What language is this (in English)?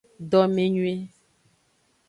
Aja (Benin)